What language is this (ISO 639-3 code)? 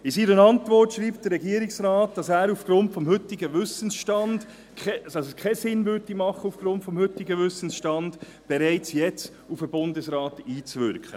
gsw